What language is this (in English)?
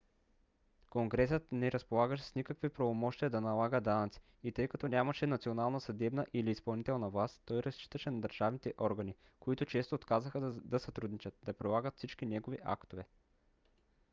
Bulgarian